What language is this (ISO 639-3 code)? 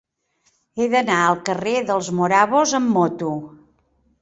cat